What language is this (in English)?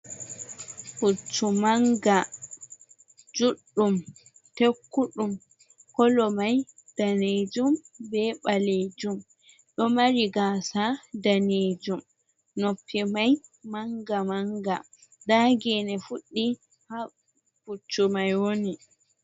Fula